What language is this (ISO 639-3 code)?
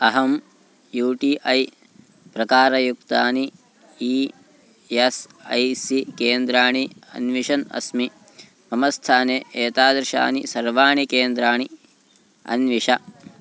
san